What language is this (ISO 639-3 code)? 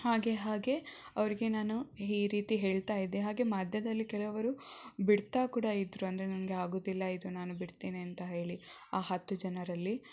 kan